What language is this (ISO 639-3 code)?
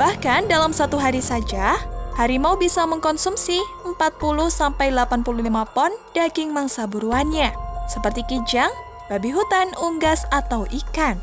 ind